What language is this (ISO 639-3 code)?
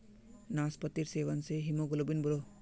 mag